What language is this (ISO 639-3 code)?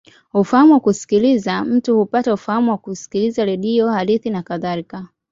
swa